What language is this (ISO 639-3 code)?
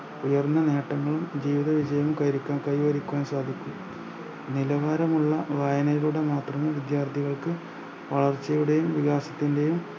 mal